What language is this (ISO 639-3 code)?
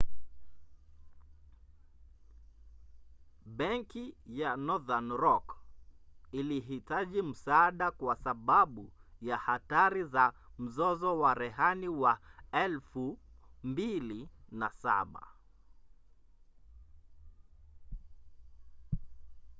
swa